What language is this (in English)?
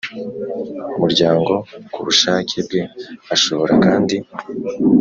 Kinyarwanda